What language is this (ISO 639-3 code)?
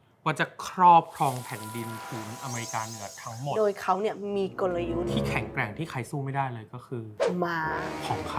tha